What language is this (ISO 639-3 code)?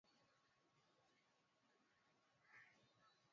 swa